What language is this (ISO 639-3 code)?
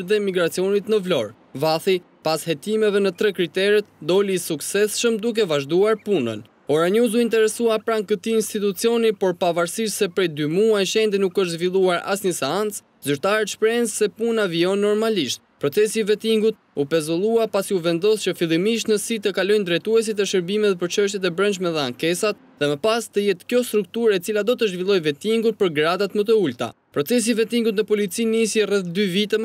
ron